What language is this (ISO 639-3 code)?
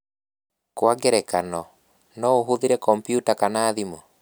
kik